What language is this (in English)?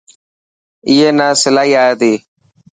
Dhatki